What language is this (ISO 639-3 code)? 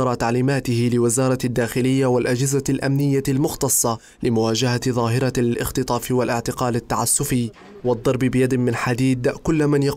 ara